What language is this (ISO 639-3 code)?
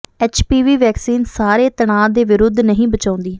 pan